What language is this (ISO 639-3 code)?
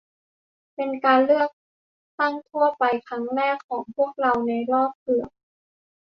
tha